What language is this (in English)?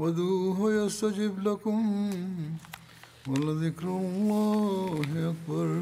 Swahili